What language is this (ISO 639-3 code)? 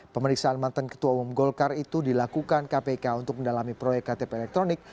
ind